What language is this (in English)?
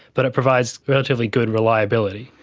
English